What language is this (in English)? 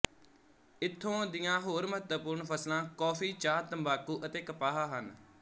Punjabi